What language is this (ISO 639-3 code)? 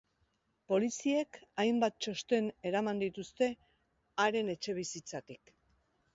eus